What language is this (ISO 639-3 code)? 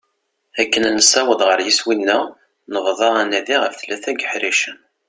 kab